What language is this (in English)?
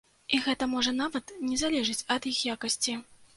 Belarusian